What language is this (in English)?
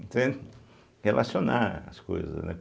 Portuguese